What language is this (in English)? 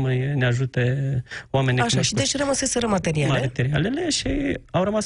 Romanian